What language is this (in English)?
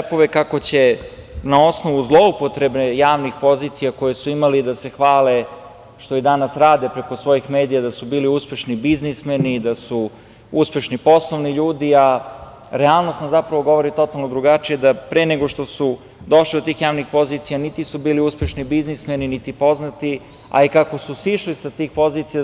Serbian